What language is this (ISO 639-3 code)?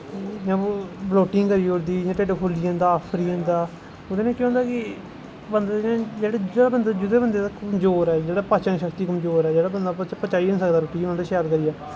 doi